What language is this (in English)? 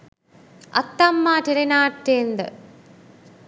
Sinhala